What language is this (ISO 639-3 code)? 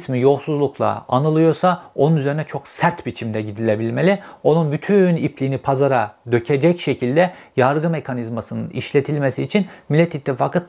tur